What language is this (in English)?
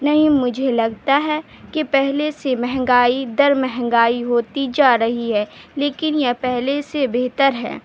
Urdu